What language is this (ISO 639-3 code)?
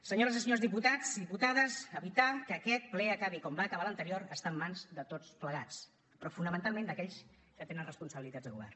cat